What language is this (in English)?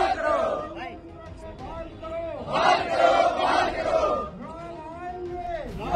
Arabic